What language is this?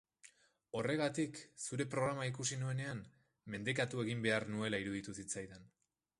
Basque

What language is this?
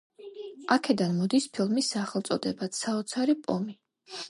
Georgian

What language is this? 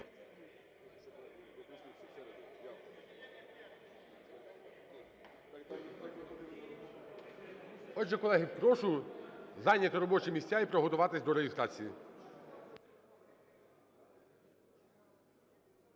Ukrainian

